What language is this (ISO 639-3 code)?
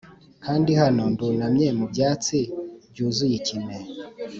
kin